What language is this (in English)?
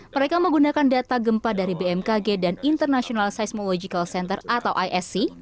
Indonesian